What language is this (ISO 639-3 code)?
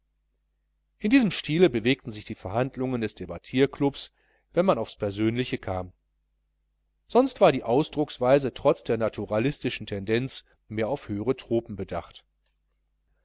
deu